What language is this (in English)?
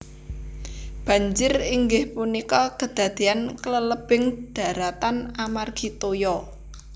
Javanese